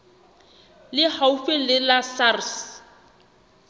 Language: Southern Sotho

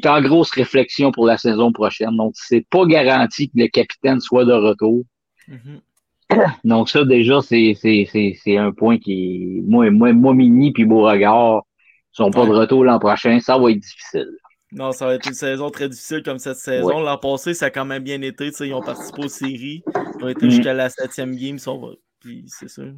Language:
French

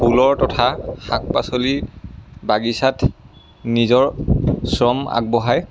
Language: Assamese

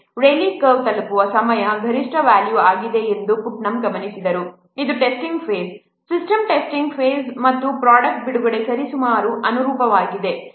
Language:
Kannada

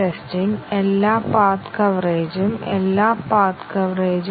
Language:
Malayalam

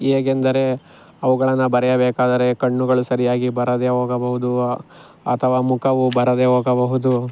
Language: Kannada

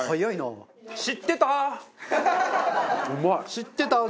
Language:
Japanese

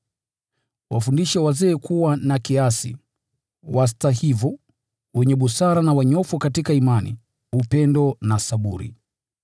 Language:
Swahili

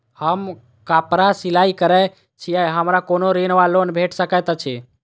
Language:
Maithili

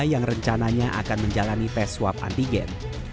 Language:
Indonesian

